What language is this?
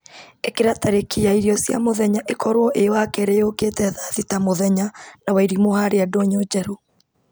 Kikuyu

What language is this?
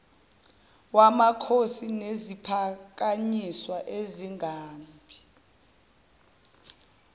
Zulu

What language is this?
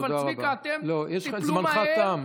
Hebrew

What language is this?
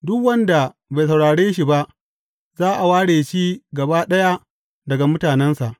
Hausa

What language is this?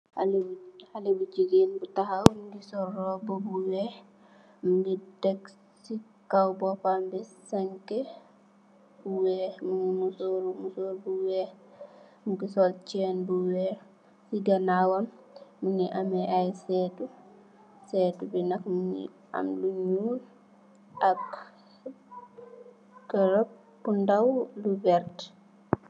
Wolof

